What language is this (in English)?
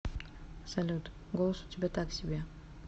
Russian